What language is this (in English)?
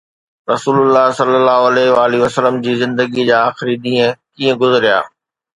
Sindhi